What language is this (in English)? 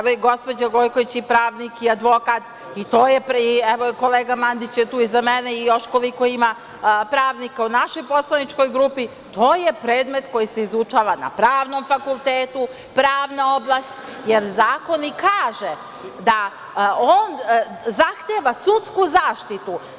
Serbian